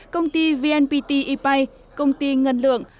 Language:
Vietnamese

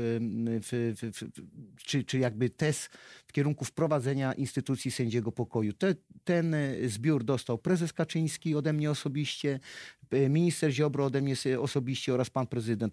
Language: Polish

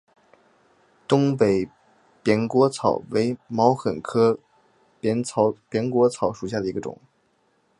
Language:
Chinese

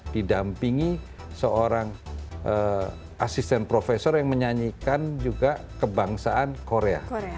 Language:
Indonesian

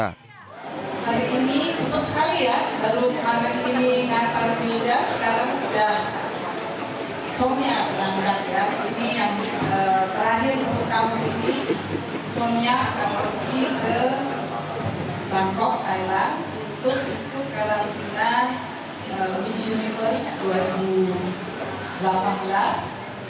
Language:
Indonesian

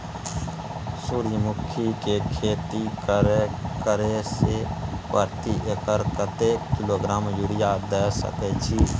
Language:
Maithili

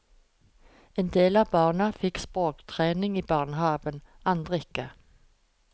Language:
Norwegian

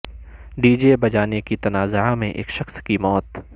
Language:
Urdu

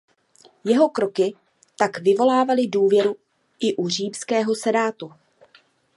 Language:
Czech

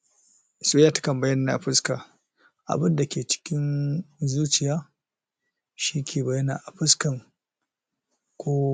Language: Hausa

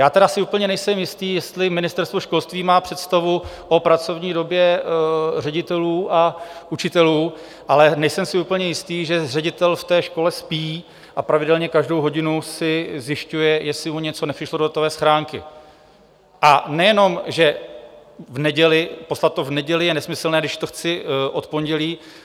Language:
Czech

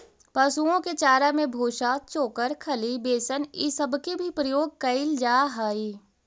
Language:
Magahi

